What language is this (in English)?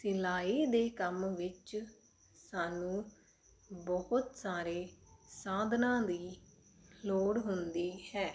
Punjabi